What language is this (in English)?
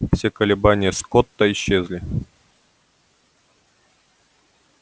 Russian